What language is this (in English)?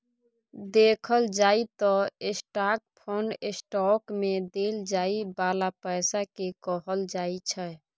Maithili